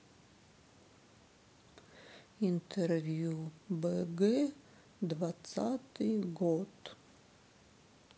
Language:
Russian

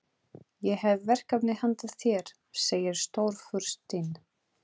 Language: Icelandic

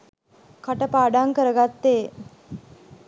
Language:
Sinhala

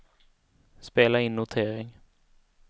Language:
Swedish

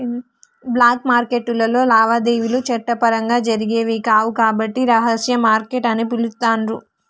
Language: Telugu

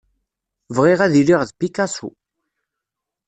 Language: Kabyle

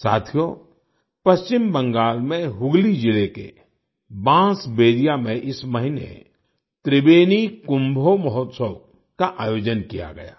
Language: Hindi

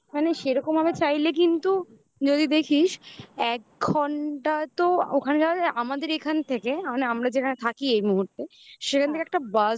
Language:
Bangla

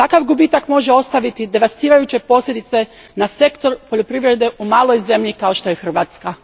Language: Croatian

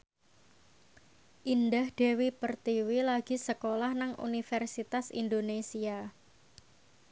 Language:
Javanese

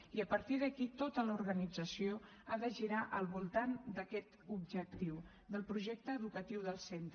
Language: Catalan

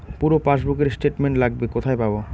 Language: Bangla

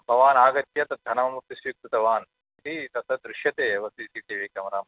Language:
Sanskrit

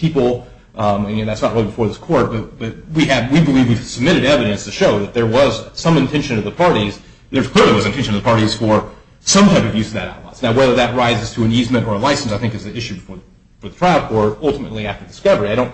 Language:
English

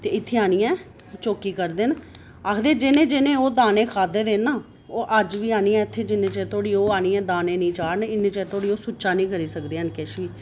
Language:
Dogri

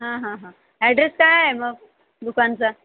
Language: Marathi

